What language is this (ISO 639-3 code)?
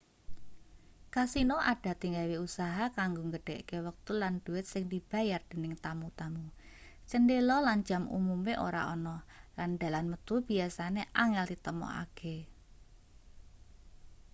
jav